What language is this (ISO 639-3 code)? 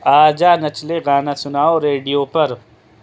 urd